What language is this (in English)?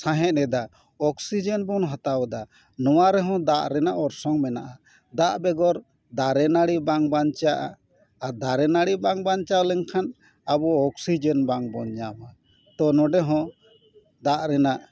Santali